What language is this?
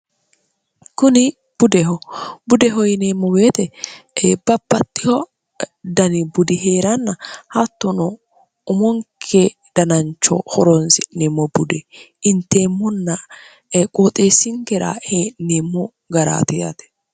Sidamo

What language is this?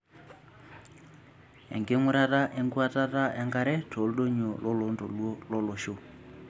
Masai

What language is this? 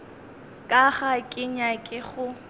Northern Sotho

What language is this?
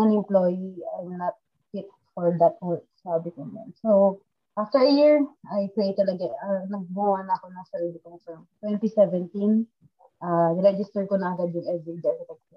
Filipino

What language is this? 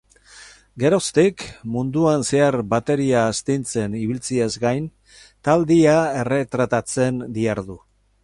Basque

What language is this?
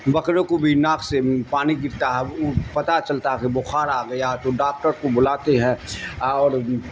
Urdu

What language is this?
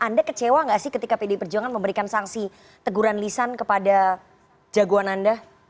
Indonesian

